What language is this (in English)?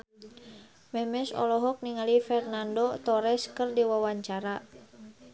Sundanese